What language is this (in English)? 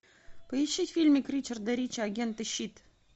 Russian